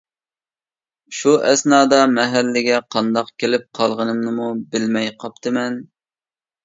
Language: Uyghur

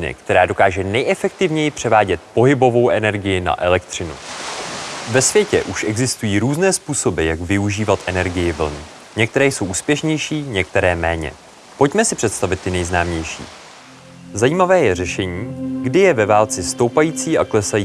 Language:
Czech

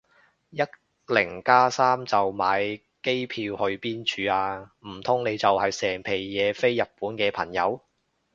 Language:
Cantonese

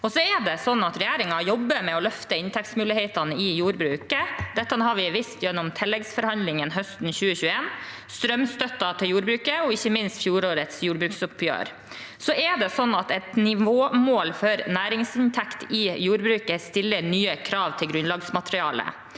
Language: Norwegian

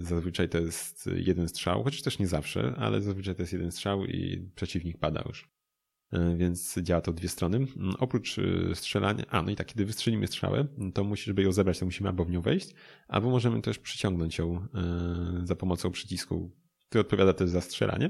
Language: Polish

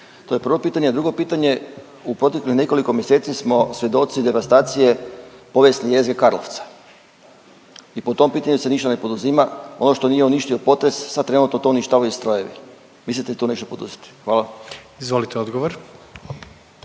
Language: Croatian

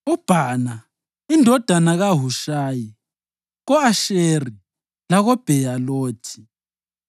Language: North Ndebele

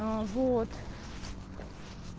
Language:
Russian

